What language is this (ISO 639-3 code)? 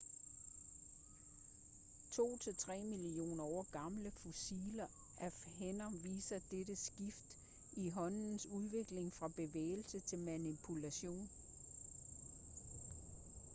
dan